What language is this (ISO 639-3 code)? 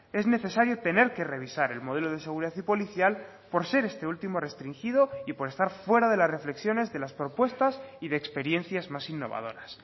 spa